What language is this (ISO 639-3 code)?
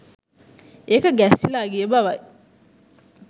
sin